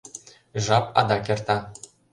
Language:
Mari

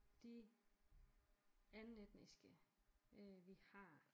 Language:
Danish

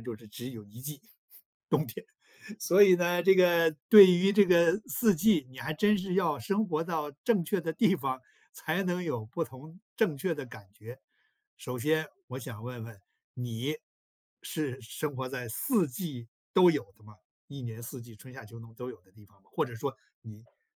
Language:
Chinese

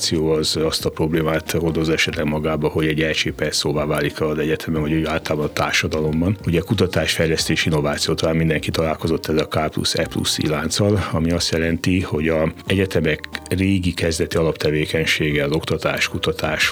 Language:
Hungarian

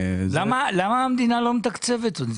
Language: Hebrew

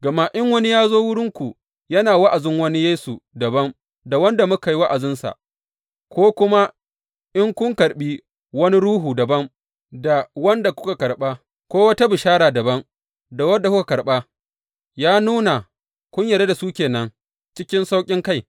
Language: Hausa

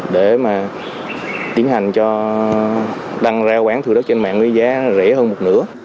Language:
Vietnamese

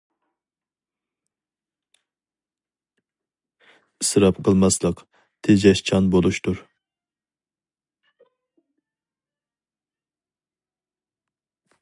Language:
Uyghur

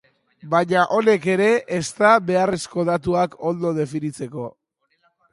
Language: Basque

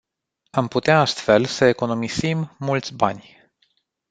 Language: Romanian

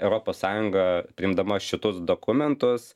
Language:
Lithuanian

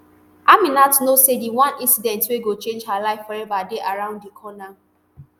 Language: Nigerian Pidgin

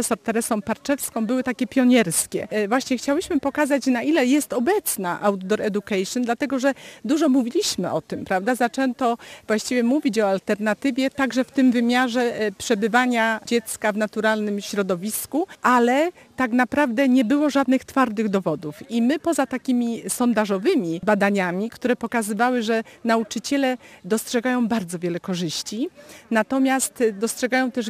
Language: Polish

